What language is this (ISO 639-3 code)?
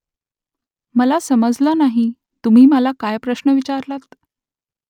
mar